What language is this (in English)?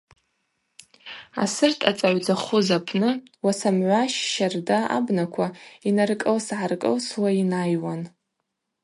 Abaza